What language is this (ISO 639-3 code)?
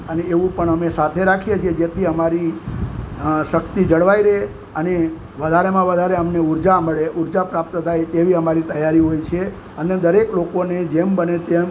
guj